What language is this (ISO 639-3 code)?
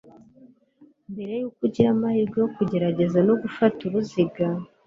kin